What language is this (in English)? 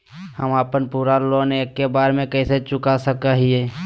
Magahi